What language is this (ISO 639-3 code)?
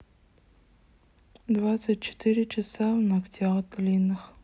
rus